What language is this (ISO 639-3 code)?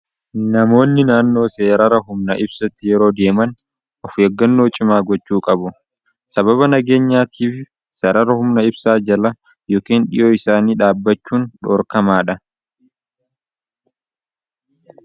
orm